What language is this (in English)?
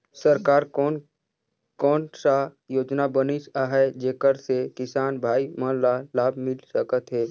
Chhattisgarhi